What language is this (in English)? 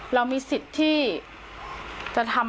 Thai